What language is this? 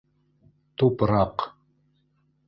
Bashkir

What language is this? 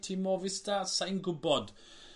Welsh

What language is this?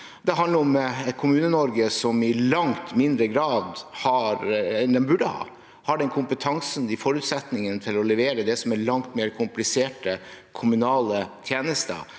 Norwegian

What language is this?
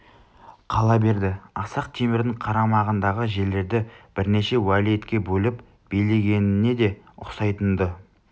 Kazakh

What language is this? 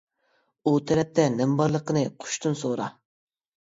Uyghur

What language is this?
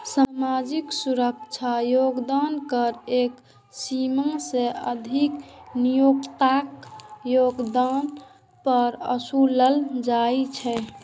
Maithili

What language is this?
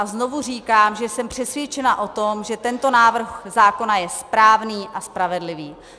Czech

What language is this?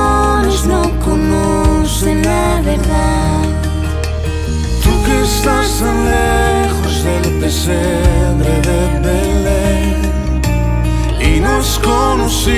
Romanian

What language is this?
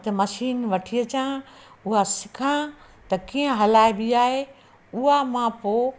Sindhi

